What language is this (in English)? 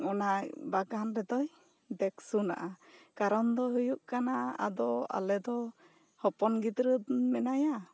Santali